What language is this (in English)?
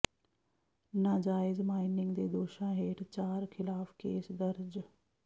Punjabi